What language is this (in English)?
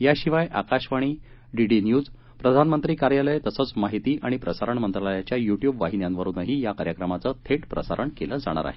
Marathi